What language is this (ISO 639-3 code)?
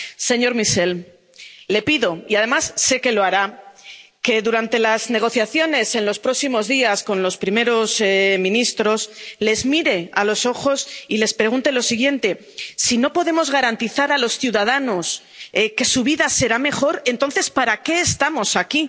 spa